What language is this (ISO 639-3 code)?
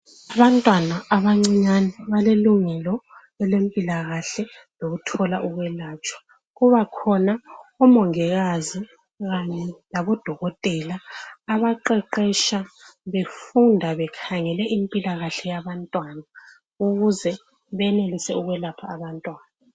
nde